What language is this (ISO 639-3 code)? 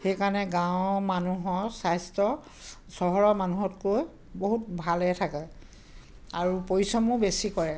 asm